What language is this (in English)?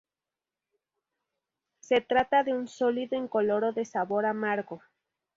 Spanish